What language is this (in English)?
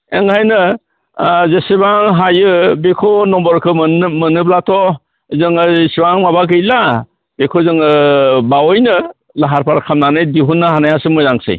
Bodo